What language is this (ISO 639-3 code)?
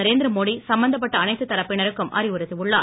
tam